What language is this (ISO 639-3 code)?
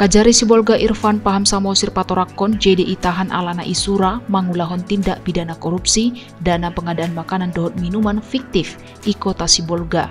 ind